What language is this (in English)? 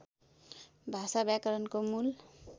Nepali